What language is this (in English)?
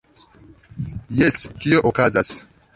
Esperanto